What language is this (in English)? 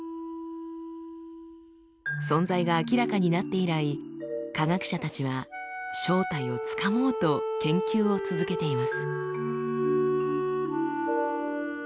Japanese